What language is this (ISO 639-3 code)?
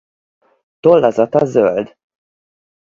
hun